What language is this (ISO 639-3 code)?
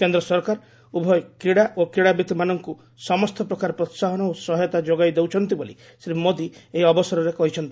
ori